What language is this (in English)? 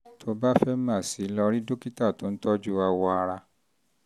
Yoruba